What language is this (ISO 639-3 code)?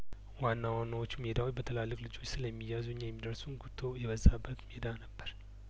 amh